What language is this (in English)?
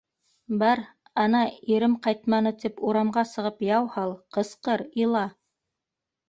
Bashkir